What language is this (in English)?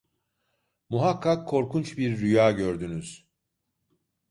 Turkish